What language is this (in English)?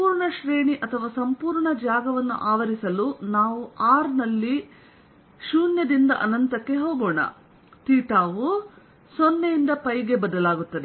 Kannada